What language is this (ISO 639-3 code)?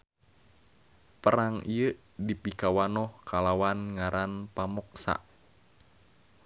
sun